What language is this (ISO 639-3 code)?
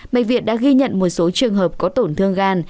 vie